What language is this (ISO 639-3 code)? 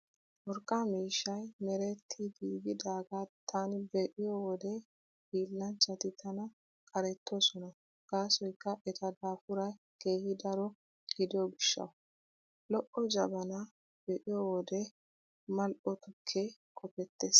wal